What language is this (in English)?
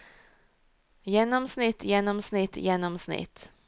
Norwegian